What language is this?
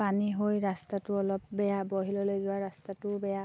Assamese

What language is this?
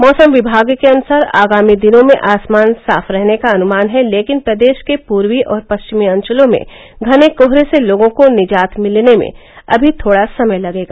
Hindi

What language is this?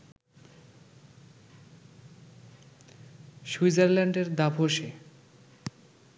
Bangla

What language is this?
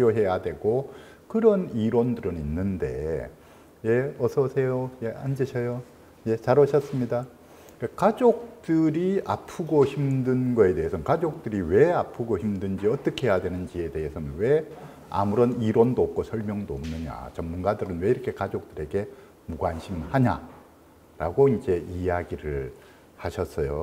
Korean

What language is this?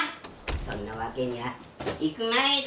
Japanese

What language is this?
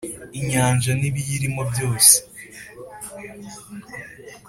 Kinyarwanda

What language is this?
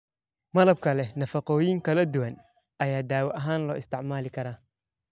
Somali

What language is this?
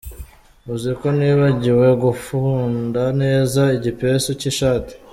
Kinyarwanda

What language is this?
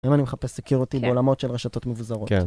Hebrew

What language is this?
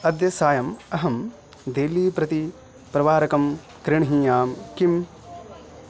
Sanskrit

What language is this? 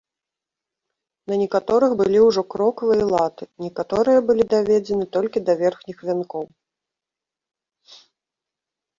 Belarusian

